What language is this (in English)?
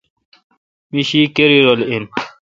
Kalkoti